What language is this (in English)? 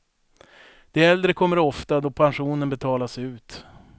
Swedish